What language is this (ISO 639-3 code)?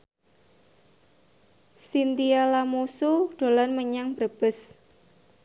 jav